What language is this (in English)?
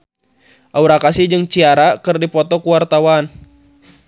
Sundanese